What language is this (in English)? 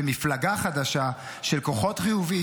Hebrew